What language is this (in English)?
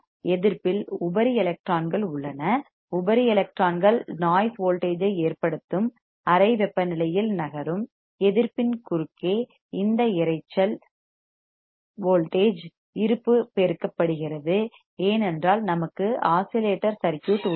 Tamil